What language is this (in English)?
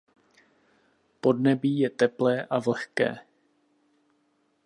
Czech